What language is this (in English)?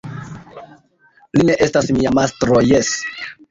Esperanto